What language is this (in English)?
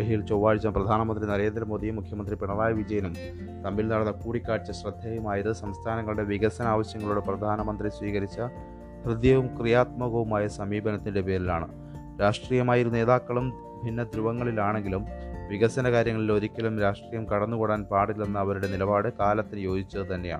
Malayalam